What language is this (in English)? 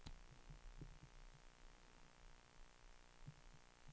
Swedish